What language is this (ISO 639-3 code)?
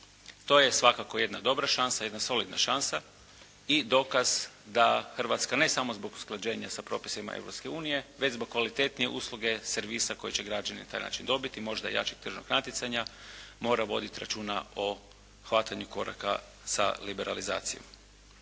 hrv